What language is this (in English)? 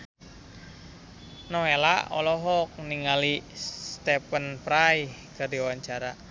Sundanese